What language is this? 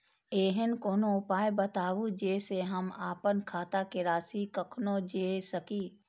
Maithili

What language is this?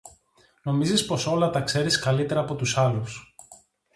Greek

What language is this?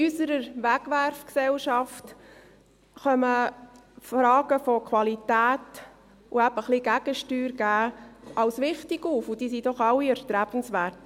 Swiss German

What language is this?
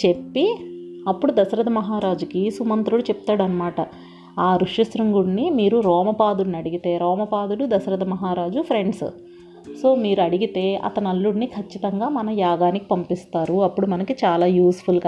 Telugu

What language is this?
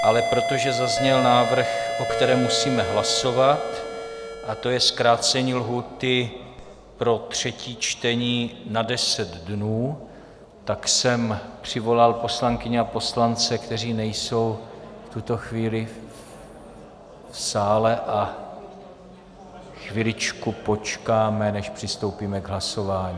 Czech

